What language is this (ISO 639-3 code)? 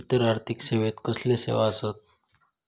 mar